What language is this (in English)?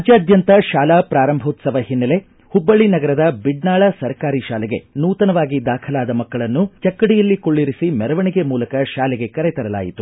Kannada